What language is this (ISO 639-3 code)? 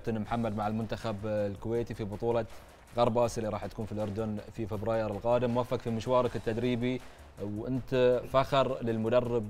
ara